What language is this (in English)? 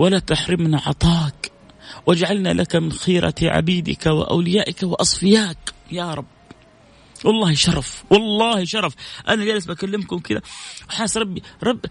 Arabic